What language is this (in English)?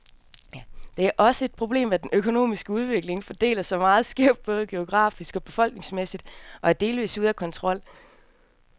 Danish